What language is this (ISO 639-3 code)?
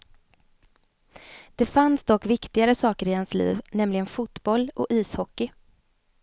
swe